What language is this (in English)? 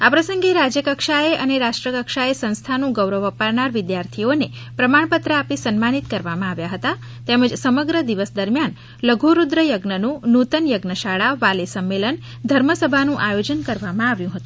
Gujarati